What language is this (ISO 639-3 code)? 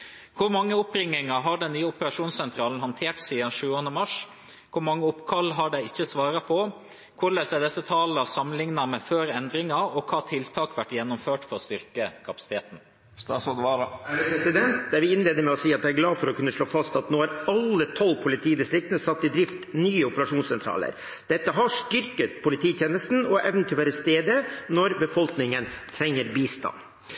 nor